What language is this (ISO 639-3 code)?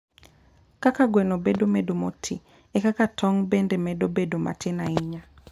luo